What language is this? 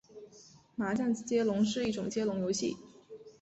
Chinese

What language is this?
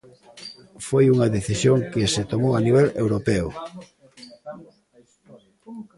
Galician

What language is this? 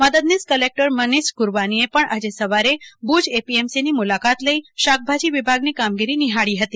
Gujarati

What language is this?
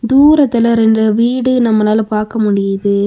Tamil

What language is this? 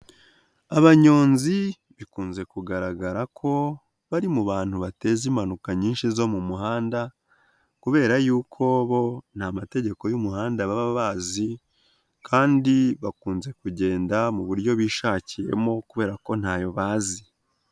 Kinyarwanda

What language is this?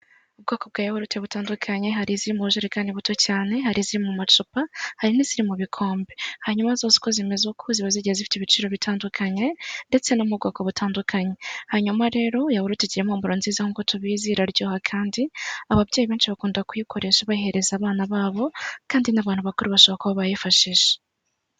Kinyarwanda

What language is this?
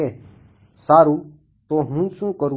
Gujarati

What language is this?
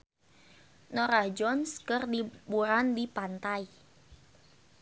Sundanese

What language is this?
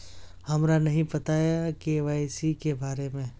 Magahi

